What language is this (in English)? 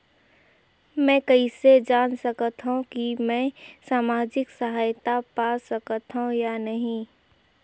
Chhattisgarhi